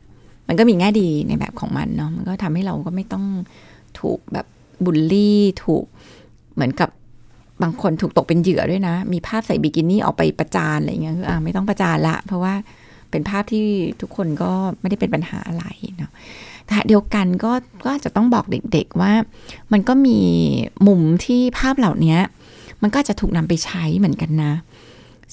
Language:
Thai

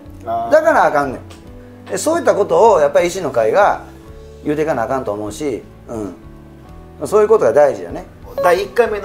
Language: Japanese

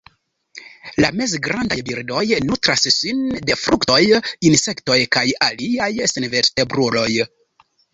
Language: Esperanto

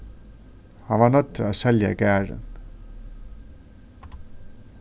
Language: Faroese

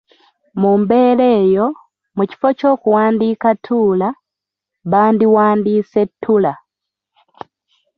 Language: Ganda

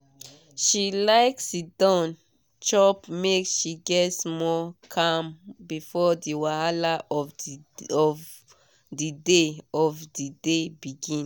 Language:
Nigerian Pidgin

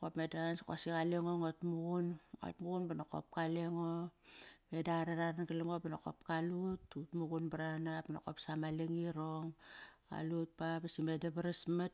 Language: Kairak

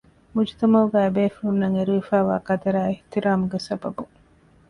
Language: Divehi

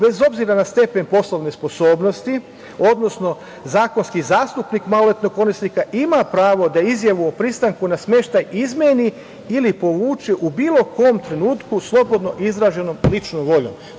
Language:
Serbian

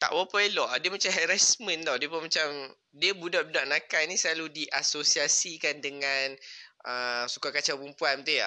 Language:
Malay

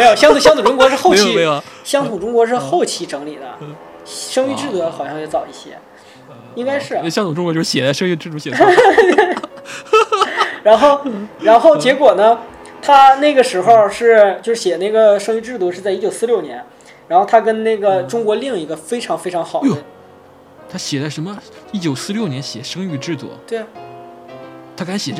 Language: Chinese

